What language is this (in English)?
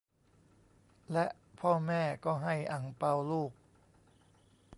Thai